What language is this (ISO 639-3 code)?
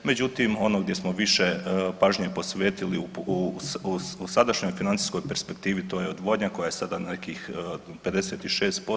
hrv